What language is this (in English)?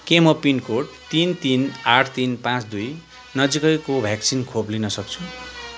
Nepali